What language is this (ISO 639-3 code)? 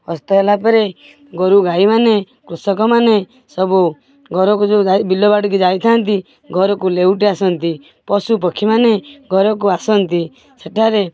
ori